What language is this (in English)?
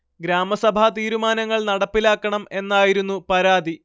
Malayalam